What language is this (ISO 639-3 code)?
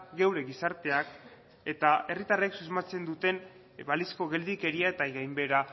eus